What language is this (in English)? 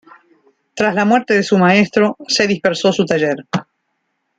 Spanish